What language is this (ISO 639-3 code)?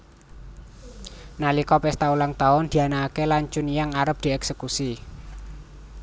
jav